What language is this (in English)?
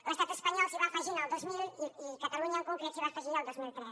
Catalan